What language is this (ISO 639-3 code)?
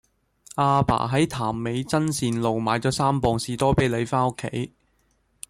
yue